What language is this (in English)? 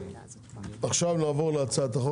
Hebrew